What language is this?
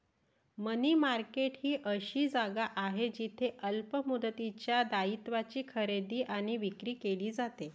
Marathi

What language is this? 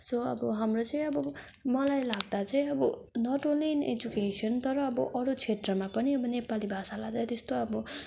Nepali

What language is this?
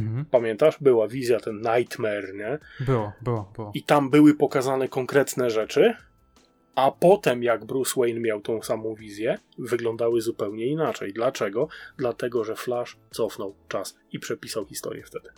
Polish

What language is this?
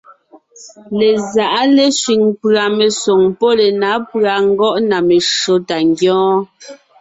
Ngiemboon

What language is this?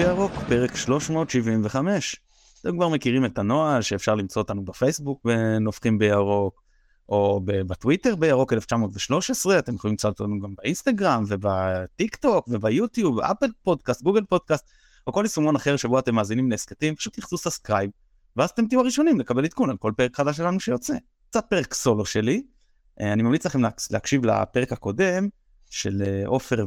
Hebrew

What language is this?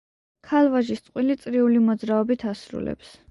Georgian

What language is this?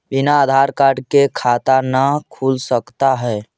Magahi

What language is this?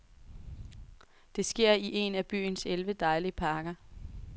Danish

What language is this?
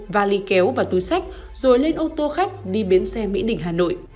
Vietnamese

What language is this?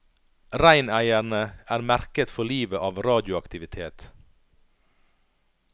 Norwegian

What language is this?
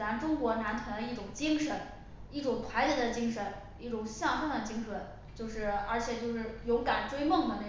Chinese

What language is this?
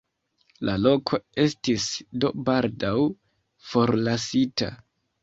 Esperanto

